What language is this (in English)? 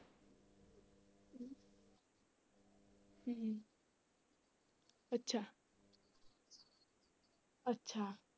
Punjabi